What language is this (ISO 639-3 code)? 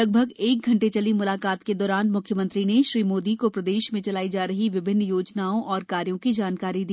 hin